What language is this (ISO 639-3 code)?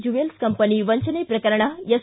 kan